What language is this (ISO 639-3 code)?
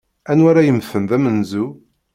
kab